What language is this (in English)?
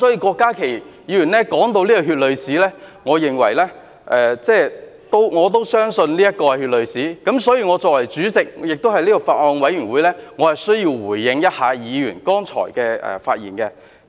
Cantonese